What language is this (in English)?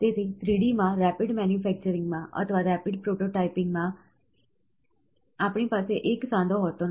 Gujarati